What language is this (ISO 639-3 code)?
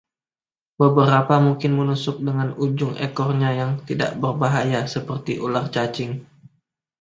ind